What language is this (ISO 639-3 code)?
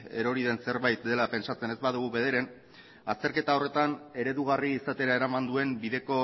eus